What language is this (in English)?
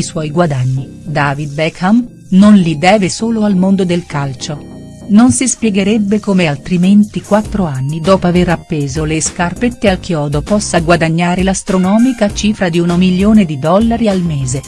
Italian